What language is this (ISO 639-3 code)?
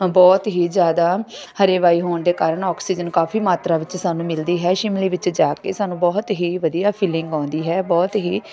pan